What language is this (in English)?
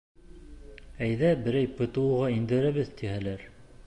Bashkir